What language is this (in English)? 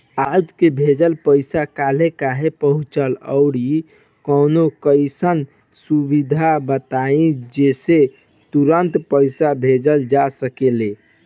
Bhojpuri